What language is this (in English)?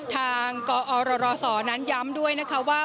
Thai